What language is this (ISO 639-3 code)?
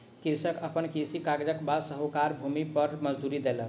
mai